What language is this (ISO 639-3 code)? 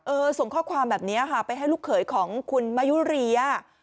tha